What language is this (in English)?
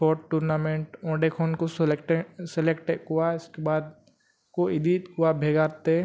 Santali